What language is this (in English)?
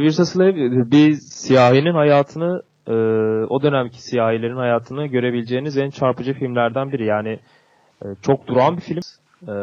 Turkish